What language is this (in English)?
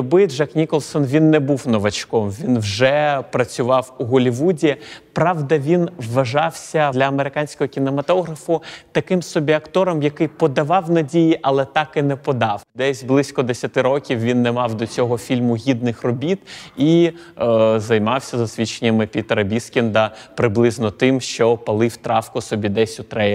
Ukrainian